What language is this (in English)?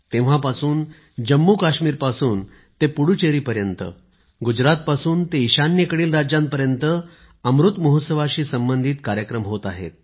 Marathi